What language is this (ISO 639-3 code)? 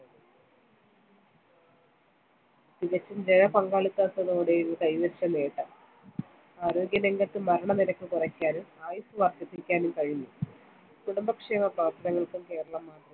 mal